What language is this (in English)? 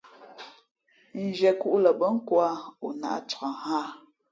Fe'fe'